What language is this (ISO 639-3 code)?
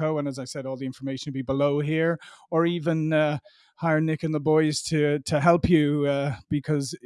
eng